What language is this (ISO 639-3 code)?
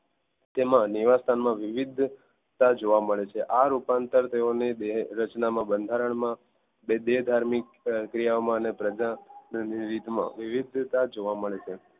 guj